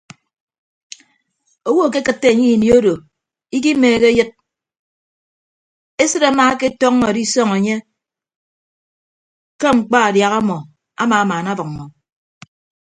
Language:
Ibibio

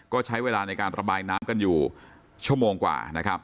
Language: Thai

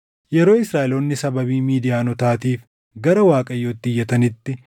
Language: Oromo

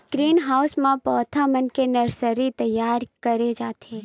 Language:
Chhattisgarhi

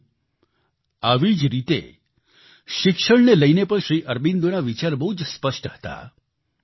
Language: Gujarati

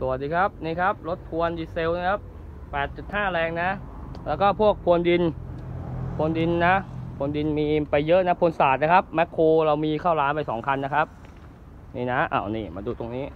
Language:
Thai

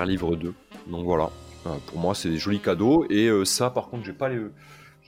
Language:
French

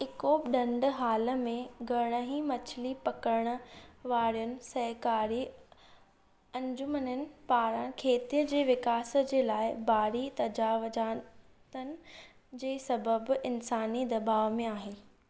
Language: Sindhi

